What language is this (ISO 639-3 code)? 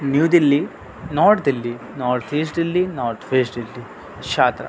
urd